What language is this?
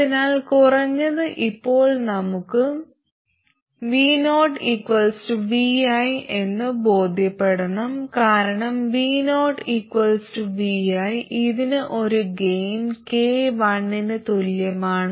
Malayalam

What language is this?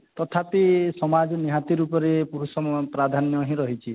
Odia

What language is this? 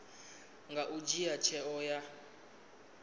Venda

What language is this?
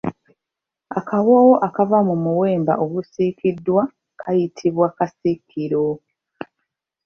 Ganda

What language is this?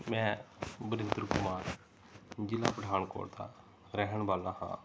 Punjabi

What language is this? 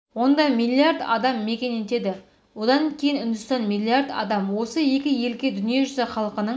Kazakh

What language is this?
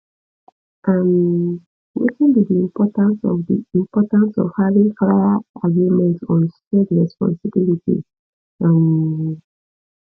Nigerian Pidgin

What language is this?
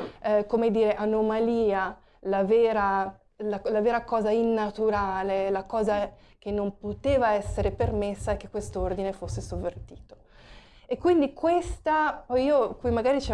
Italian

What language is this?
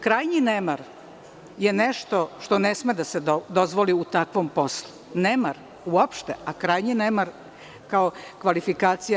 Serbian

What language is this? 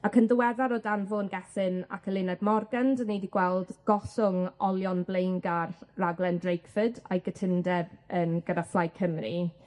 Welsh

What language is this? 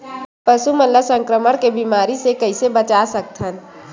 Chhattisgarhi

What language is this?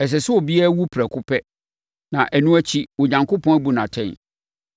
Akan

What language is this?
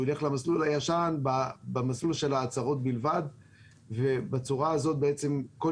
Hebrew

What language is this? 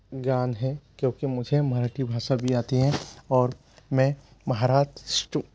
Hindi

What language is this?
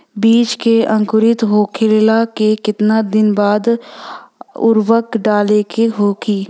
Bhojpuri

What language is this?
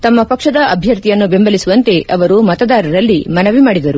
Kannada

